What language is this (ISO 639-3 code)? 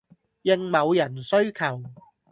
yue